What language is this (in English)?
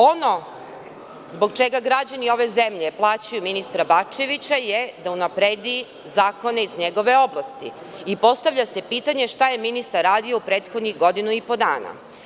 Serbian